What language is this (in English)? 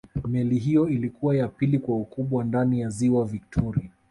Swahili